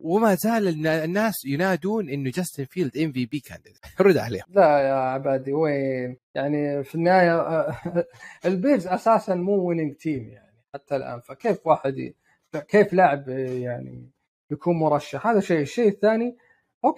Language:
Arabic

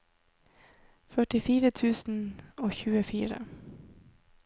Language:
Norwegian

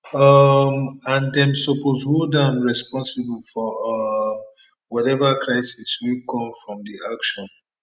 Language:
Nigerian Pidgin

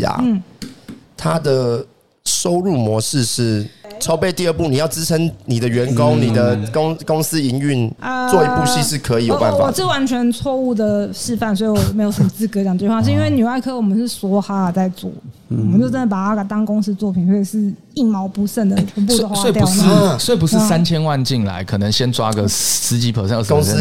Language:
Chinese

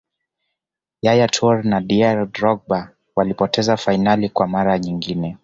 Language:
Swahili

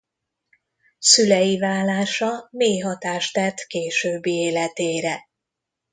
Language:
Hungarian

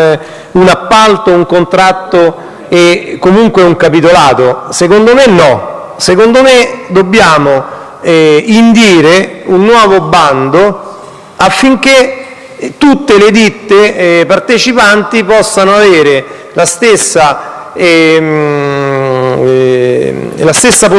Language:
Italian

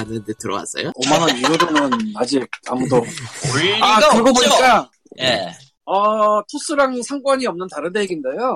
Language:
Korean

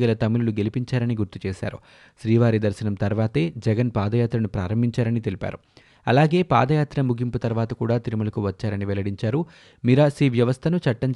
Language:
Telugu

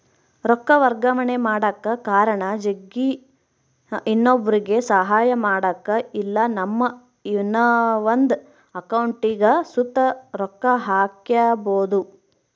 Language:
Kannada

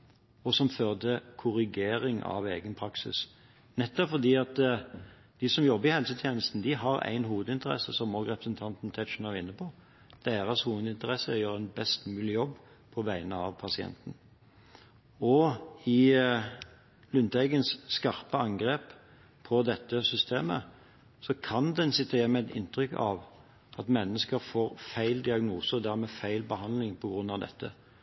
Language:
Norwegian Bokmål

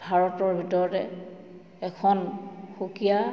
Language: Assamese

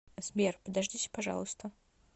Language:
Russian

